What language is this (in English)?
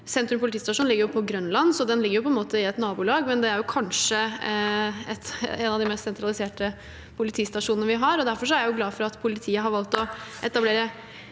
Norwegian